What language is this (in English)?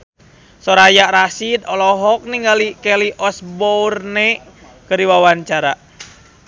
Sundanese